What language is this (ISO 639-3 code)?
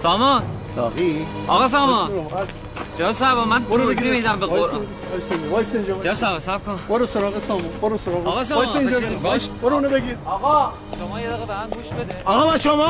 fas